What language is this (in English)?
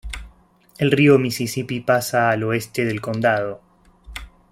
Spanish